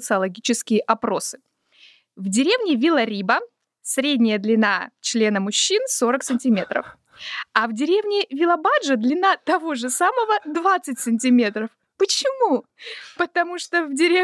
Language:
Russian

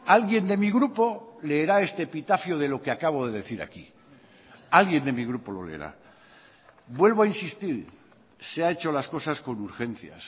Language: Spanish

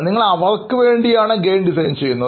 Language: Malayalam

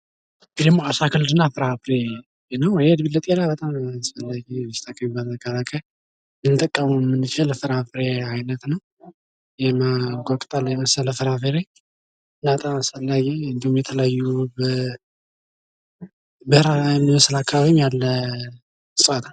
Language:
Amharic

